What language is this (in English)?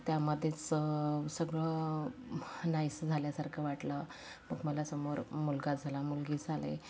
Marathi